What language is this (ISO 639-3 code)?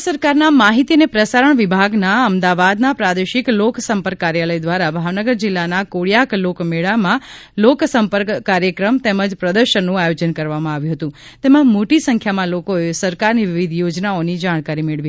guj